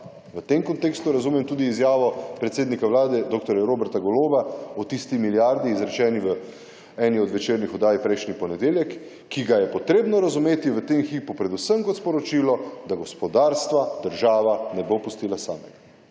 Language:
Slovenian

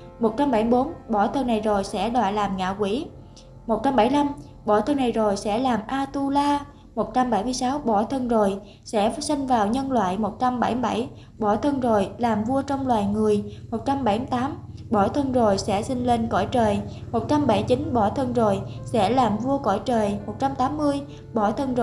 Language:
Vietnamese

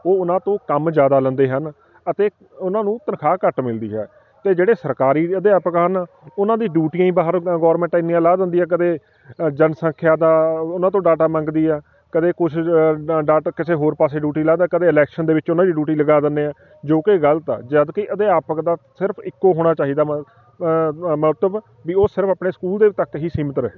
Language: Punjabi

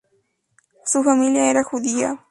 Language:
Spanish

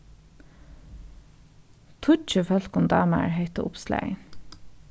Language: Faroese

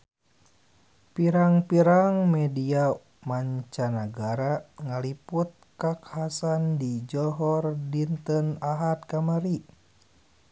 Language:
Sundanese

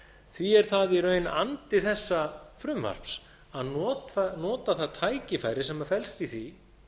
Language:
Icelandic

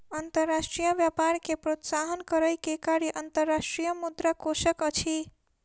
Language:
Maithili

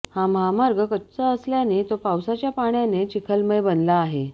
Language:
Marathi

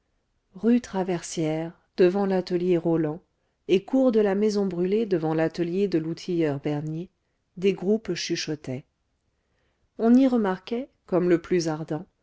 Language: French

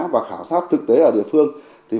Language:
Vietnamese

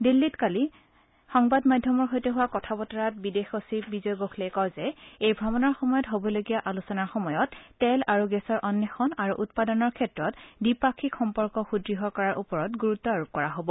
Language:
Assamese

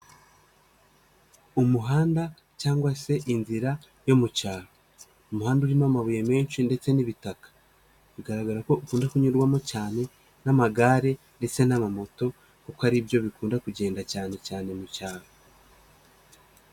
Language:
Kinyarwanda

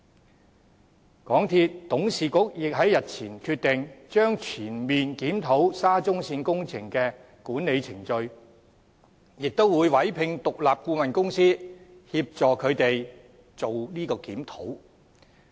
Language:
Cantonese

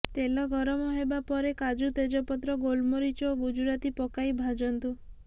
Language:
Odia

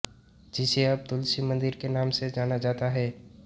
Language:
Hindi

